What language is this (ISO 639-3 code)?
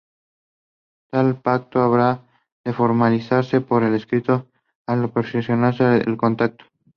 eng